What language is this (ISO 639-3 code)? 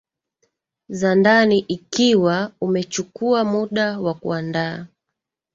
swa